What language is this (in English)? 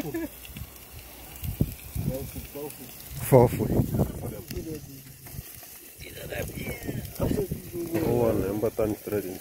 Romanian